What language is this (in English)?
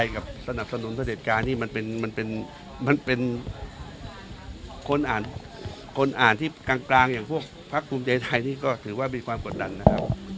Thai